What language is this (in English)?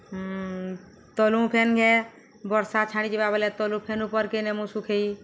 Odia